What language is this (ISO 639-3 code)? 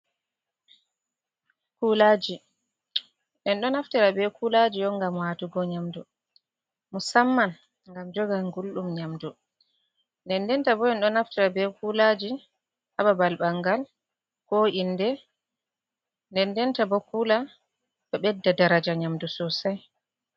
ful